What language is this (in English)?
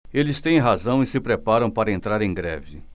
Portuguese